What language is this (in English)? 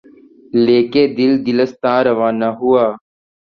Urdu